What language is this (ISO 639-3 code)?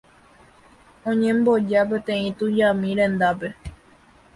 grn